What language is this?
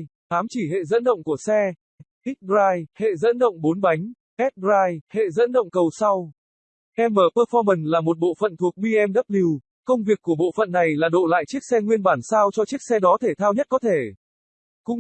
Vietnamese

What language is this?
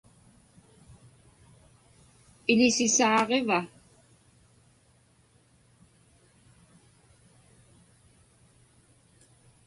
Inupiaq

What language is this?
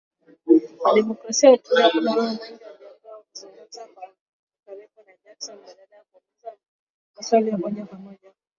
Swahili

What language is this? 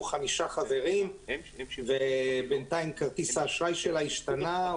Hebrew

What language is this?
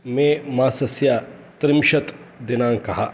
Sanskrit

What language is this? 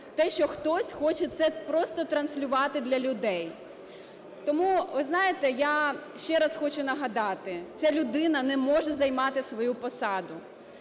Ukrainian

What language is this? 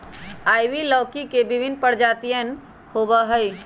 Magahi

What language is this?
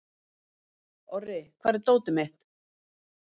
Icelandic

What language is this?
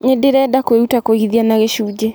Kikuyu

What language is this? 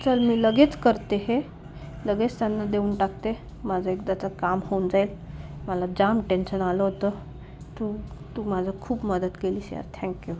Marathi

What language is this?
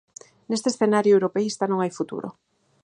Galician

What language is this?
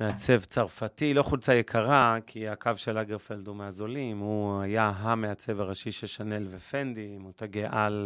Hebrew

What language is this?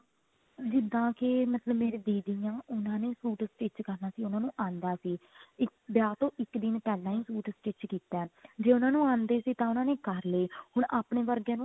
Punjabi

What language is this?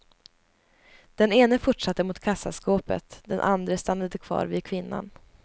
Swedish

